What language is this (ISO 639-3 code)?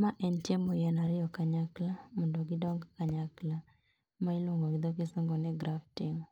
luo